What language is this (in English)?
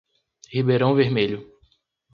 Portuguese